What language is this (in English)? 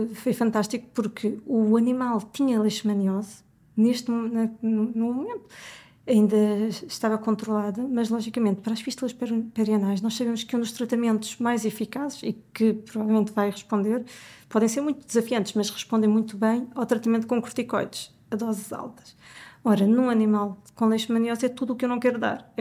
Portuguese